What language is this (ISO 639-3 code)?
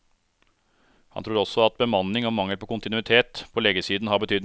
nor